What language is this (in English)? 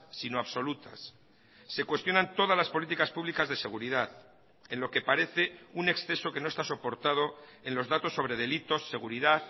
Spanish